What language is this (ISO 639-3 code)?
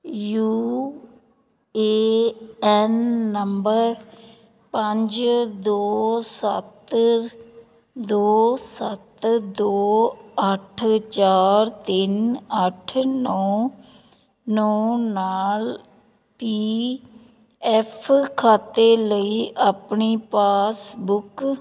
pan